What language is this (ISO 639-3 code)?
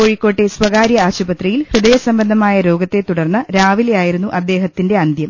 mal